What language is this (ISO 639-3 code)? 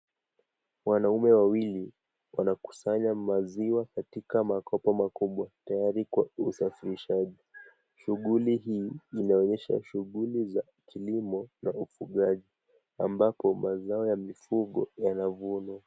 swa